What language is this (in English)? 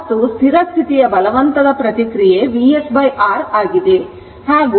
Kannada